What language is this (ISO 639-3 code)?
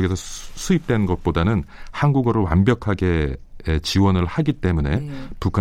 kor